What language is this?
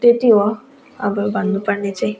Nepali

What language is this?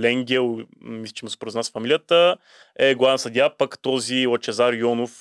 Bulgarian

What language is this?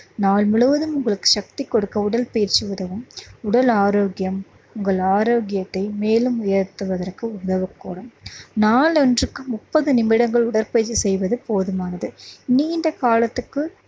Tamil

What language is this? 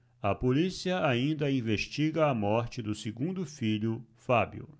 Portuguese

